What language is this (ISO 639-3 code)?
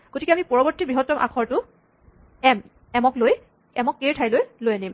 asm